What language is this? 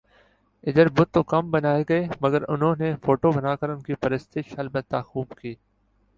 Urdu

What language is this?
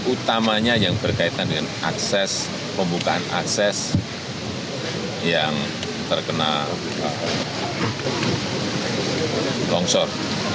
Indonesian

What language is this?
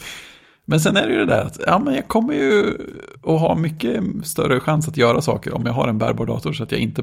Swedish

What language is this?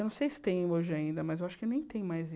Portuguese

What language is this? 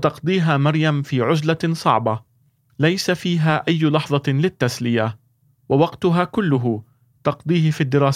Arabic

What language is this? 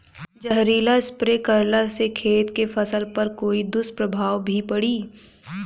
Bhojpuri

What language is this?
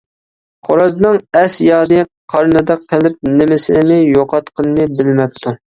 Uyghur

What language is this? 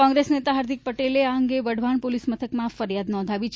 Gujarati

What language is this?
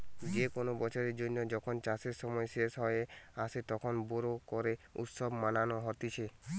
Bangla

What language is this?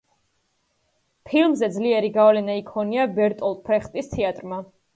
Georgian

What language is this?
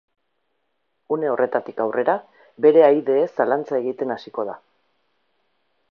Basque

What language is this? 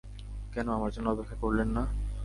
Bangla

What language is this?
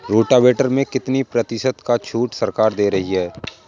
Hindi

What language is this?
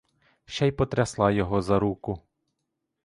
Ukrainian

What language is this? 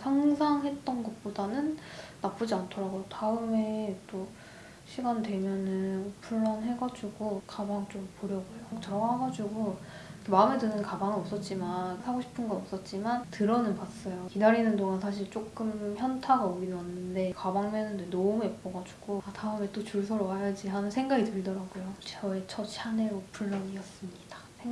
Korean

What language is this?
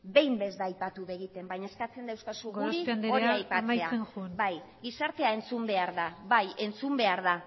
Basque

